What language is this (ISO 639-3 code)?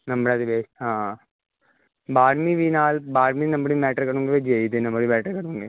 pan